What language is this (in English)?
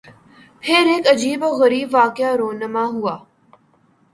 Urdu